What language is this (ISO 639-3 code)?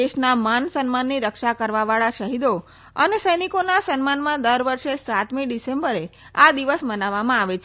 guj